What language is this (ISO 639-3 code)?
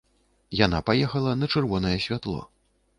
bel